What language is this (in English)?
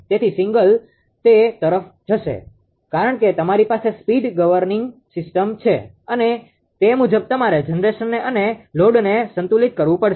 Gujarati